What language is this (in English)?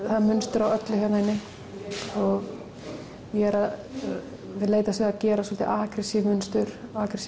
Icelandic